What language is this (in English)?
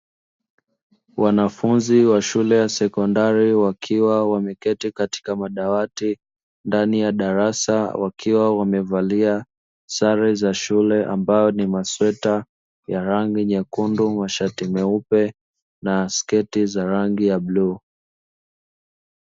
Swahili